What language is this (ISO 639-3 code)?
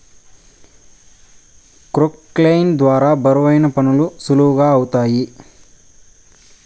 tel